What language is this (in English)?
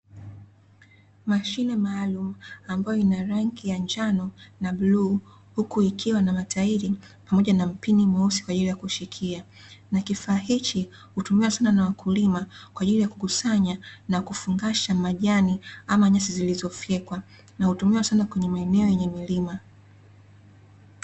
Swahili